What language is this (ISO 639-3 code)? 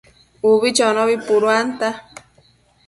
mcf